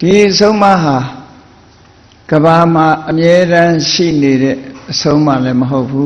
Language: Vietnamese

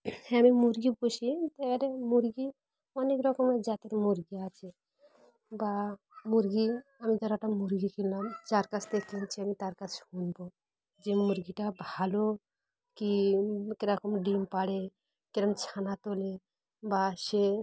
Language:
Bangla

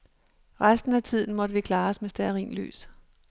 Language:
Danish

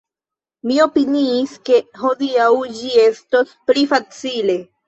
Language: Esperanto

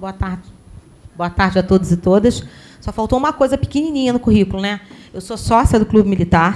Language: Portuguese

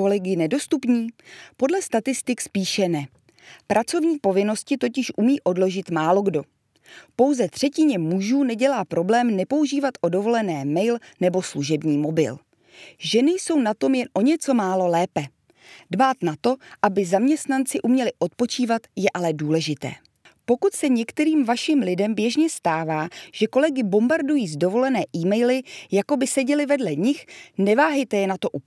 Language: Czech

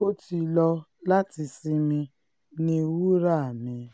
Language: Yoruba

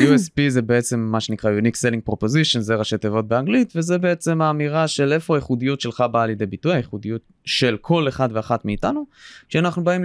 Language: Hebrew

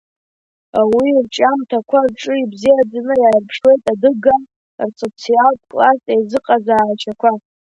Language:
Abkhazian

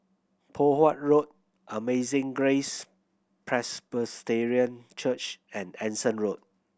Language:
English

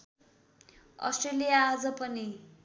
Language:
Nepali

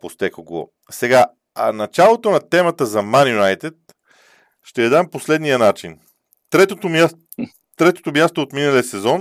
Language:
Bulgarian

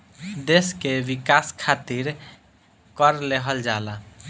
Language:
Bhojpuri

